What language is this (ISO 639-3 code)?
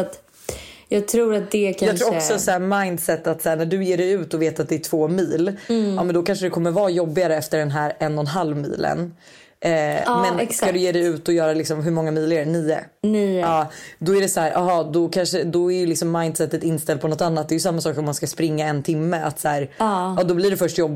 swe